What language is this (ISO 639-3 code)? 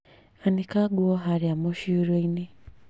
kik